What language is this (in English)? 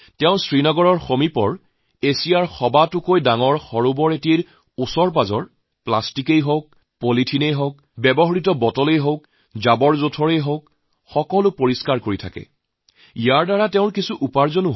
Assamese